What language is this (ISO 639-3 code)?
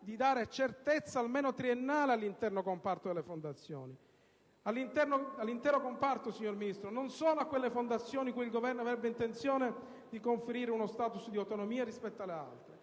ita